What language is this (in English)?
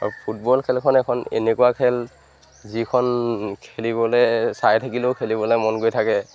Assamese